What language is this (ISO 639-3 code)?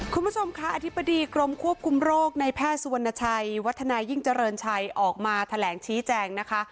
tha